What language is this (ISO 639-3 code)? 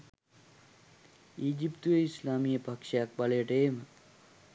sin